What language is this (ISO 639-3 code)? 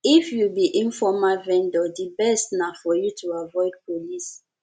pcm